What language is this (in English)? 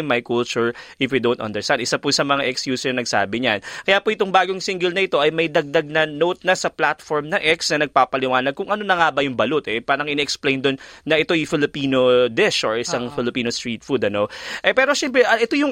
Filipino